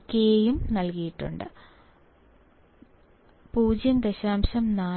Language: Malayalam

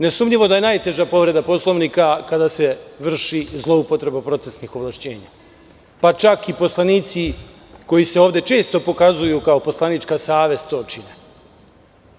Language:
Serbian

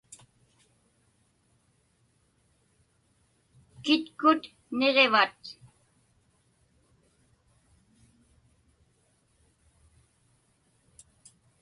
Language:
Inupiaq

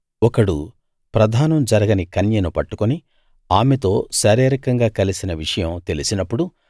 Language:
Telugu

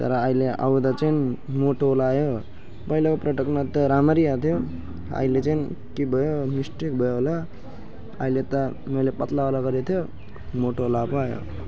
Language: Nepali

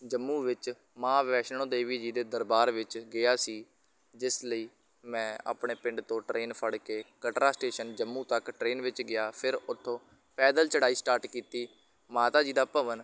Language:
Punjabi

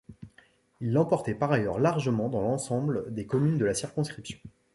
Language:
French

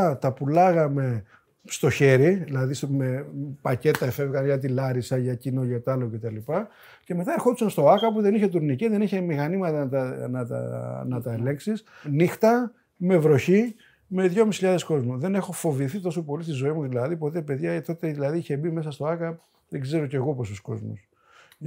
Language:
Greek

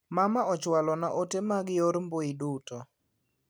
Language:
Luo (Kenya and Tanzania)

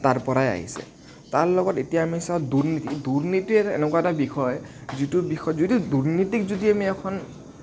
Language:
Assamese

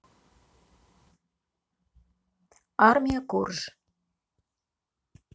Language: Russian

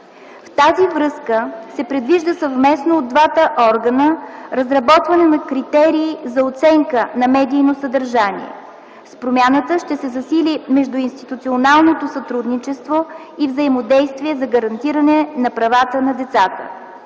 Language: Bulgarian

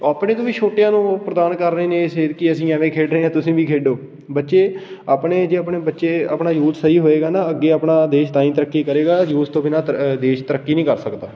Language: Punjabi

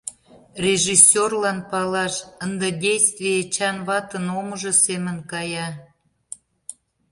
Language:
Mari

